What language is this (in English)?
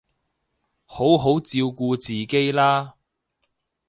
Cantonese